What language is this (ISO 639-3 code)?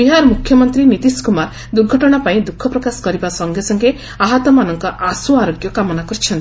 ori